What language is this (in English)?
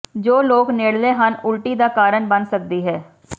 Punjabi